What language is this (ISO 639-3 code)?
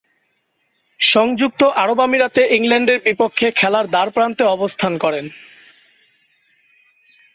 ben